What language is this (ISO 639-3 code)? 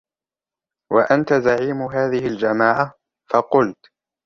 ara